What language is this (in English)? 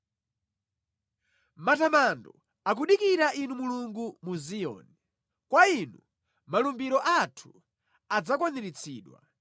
Nyanja